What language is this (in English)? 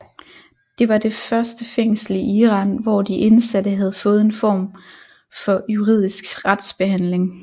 Danish